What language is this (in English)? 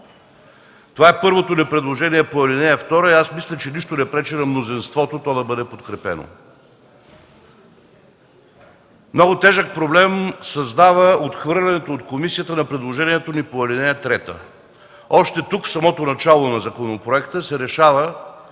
Bulgarian